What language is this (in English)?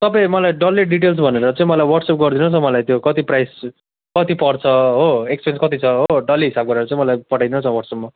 Nepali